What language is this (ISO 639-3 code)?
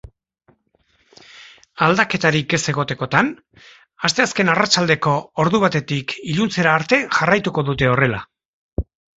eus